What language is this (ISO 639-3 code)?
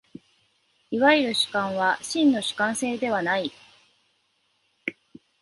jpn